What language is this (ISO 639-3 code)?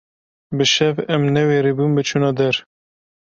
kur